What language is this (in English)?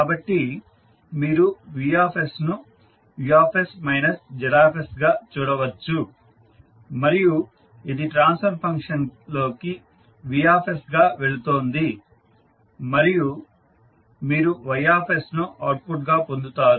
Telugu